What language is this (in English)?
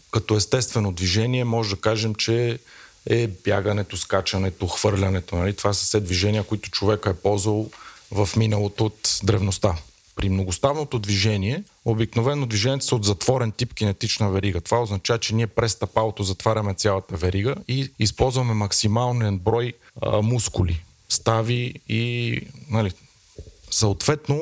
Bulgarian